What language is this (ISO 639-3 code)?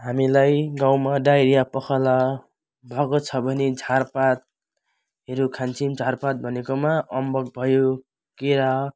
nep